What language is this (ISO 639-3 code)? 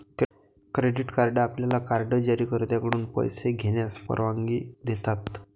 mar